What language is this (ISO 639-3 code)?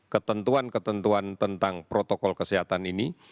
ind